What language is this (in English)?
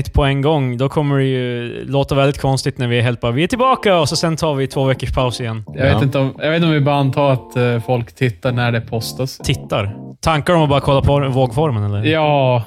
Swedish